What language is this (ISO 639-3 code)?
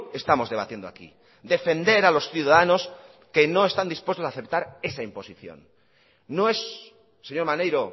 spa